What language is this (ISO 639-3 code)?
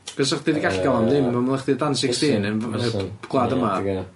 cym